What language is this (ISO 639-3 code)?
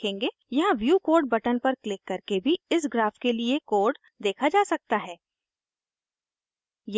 hin